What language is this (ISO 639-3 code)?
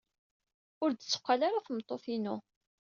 kab